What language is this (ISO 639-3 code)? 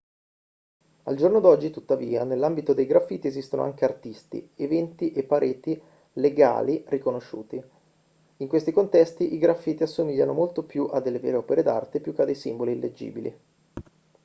ita